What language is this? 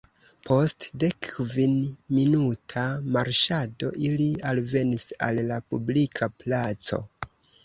Esperanto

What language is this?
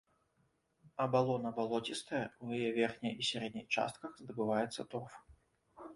Belarusian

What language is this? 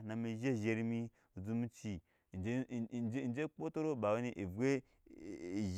Nyankpa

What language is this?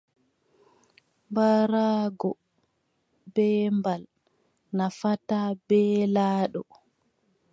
Adamawa Fulfulde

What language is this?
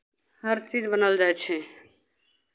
Maithili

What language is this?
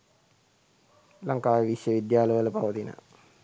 Sinhala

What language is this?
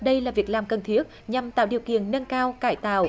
Vietnamese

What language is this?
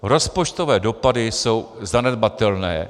Czech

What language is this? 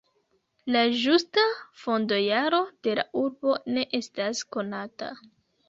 Esperanto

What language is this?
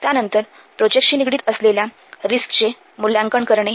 Marathi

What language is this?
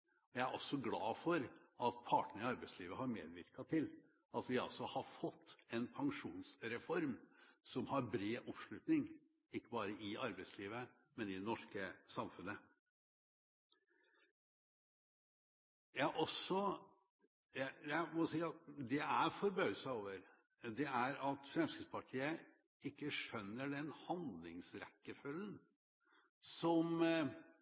Norwegian Bokmål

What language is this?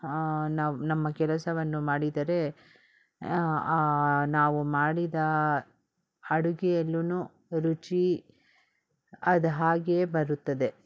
Kannada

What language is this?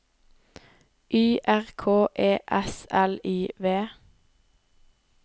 Norwegian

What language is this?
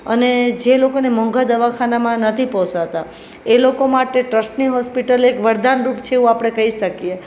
Gujarati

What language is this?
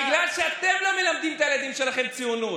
Hebrew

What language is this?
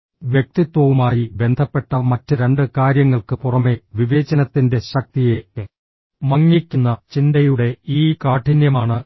Malayalam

